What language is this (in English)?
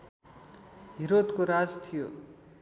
Nepali